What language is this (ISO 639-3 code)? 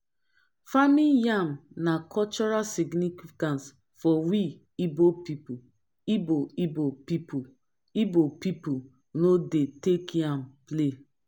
pcm